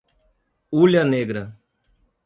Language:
Portuguese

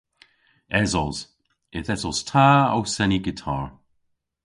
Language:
Cornish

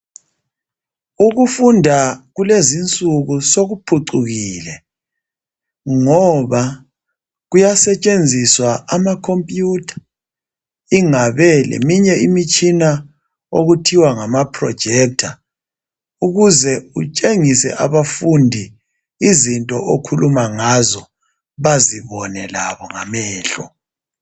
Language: North Ndebele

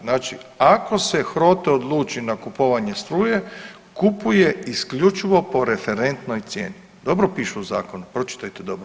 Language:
Croatian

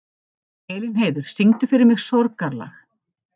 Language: Icelandic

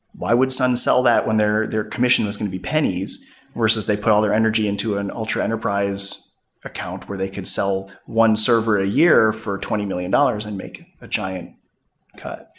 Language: English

